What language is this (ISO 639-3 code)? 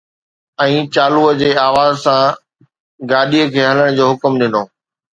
snd